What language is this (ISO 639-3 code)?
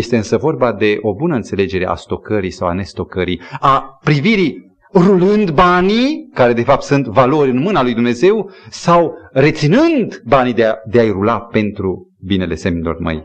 ron